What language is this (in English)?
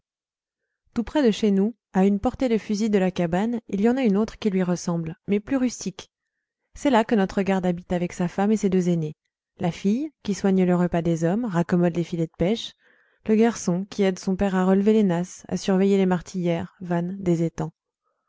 French